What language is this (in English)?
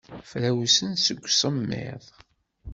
Kabyle